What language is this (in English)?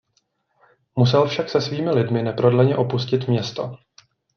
Czech